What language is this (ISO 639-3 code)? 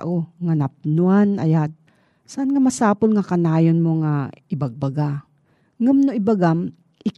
fil